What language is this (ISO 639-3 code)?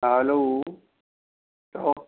snd